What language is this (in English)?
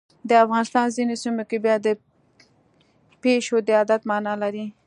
Pashto